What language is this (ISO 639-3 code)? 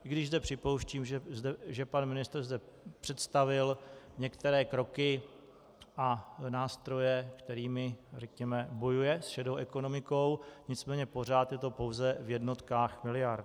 ces